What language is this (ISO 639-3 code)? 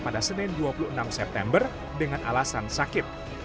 ind